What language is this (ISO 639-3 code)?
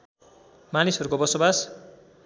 nep